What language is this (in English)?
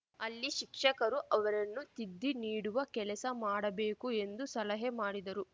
Kannada